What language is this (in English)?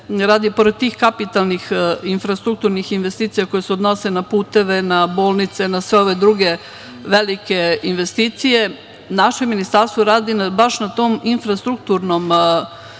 Serbian